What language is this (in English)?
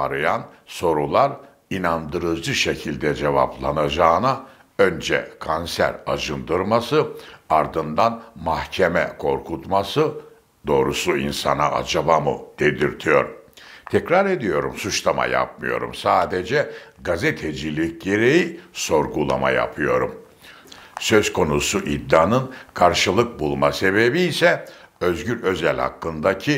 Turkish